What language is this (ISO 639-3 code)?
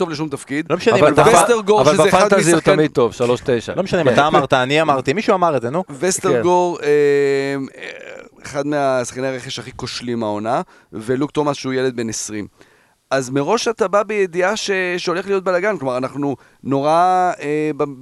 heb